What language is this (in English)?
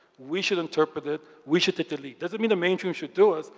English